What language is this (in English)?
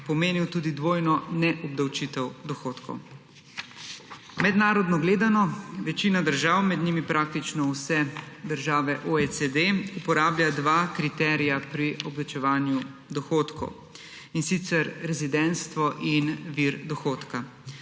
Slovenian